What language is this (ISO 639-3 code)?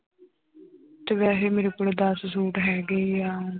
pan